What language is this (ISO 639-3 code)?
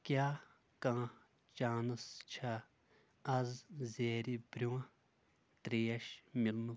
kas